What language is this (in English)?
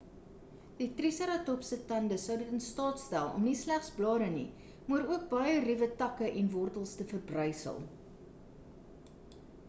Afrikaans